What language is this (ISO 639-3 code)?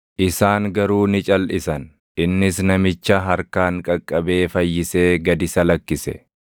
orm